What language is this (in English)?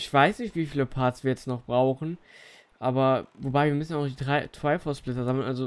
German